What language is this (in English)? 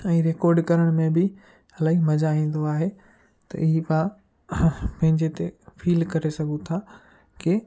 Sindhi